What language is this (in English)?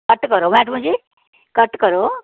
Dogri